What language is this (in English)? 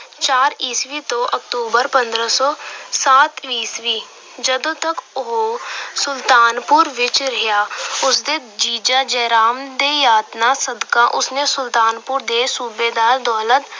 Punjabi